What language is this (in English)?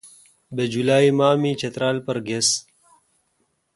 Kalkoti